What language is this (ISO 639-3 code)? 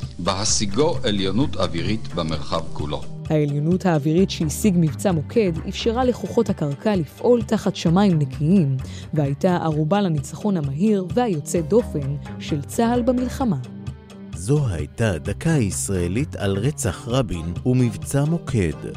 heb